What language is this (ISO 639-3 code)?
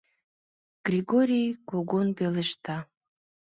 chm